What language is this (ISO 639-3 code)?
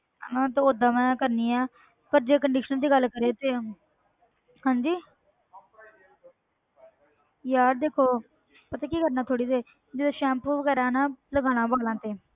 pan